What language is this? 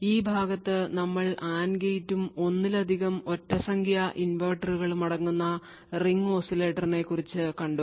Malayalam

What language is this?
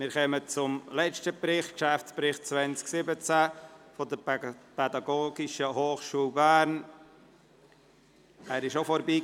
Swiss German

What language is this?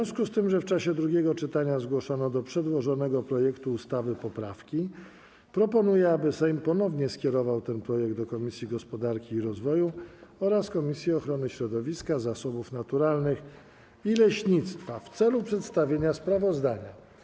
Polish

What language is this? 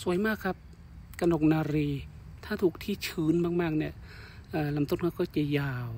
Thai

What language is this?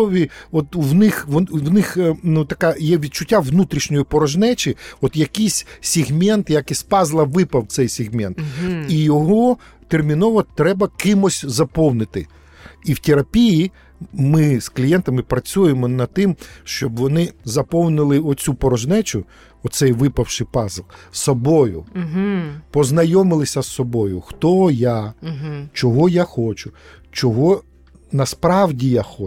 Ukrainian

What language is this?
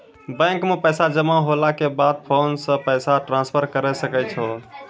Maithili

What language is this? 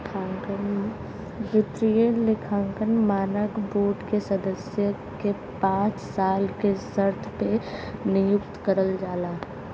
Bhojpuri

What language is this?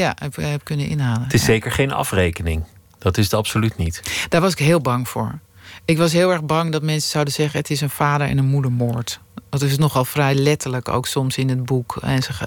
Dutch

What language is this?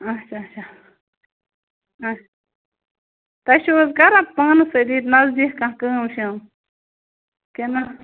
Kashmiri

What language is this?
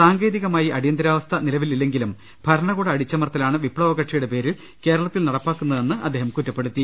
Malayalam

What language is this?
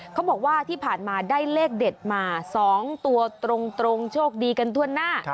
Thai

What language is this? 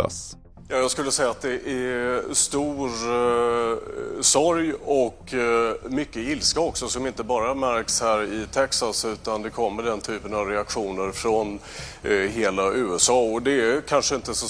Swedish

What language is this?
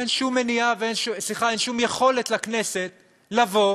Hebrew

